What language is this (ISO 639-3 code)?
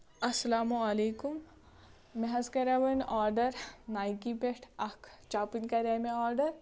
kas